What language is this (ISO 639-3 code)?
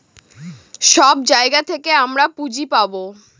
ben